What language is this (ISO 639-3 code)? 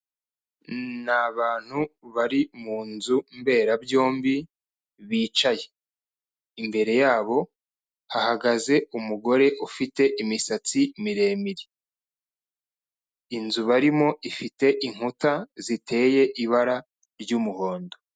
kin